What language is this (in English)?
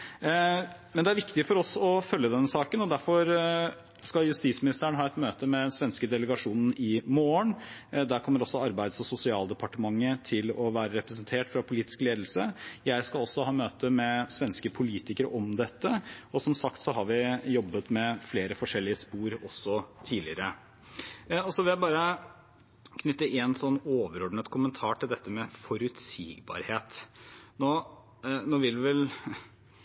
Norwegian Bokmål